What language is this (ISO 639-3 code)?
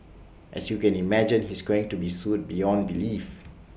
eng